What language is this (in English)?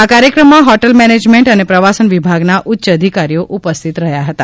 Gujarati